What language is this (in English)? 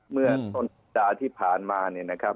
Thai